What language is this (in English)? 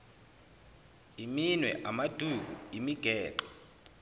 Zulu